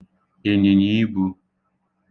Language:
Igbo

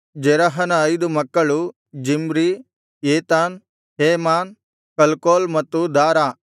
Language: Kannada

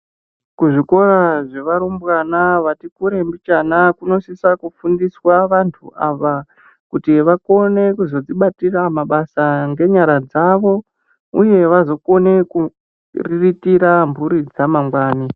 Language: Ndau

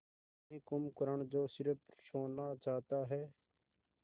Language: Hindi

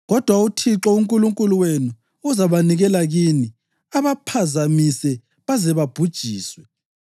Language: North Ndebele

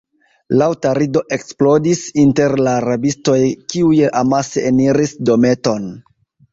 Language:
Esperanto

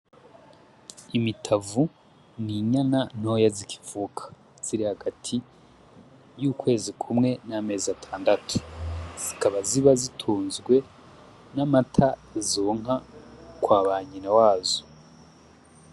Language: Rundi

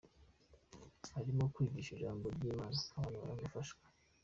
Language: Kinyarwanda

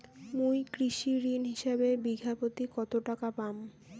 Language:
Bangla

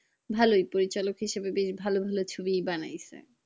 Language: Bangla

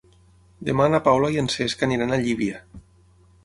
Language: Catalan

